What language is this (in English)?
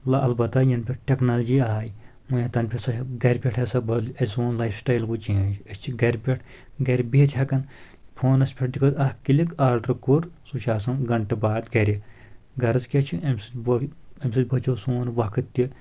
Kashmiri